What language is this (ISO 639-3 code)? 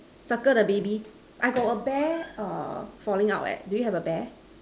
eng